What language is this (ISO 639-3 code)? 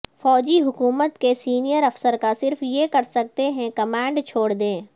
urd